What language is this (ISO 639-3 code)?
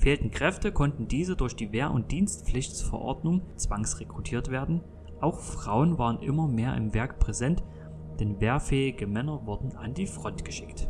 deu